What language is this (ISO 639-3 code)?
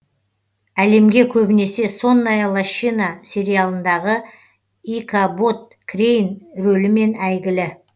kaz